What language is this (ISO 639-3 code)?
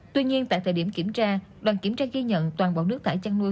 vie